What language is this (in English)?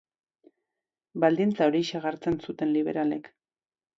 Basque